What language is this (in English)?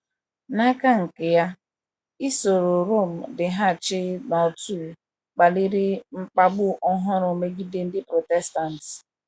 Igbo